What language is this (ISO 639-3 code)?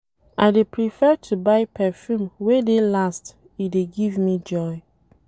pcm